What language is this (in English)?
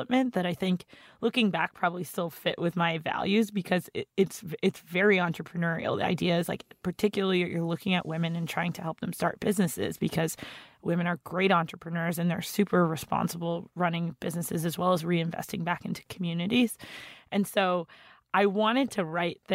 English